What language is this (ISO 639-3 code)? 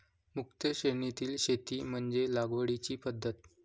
mar